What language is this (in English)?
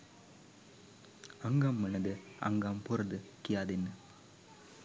Sinhala